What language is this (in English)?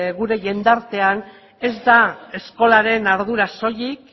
Basque